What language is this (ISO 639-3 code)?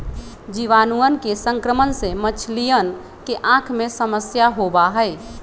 mag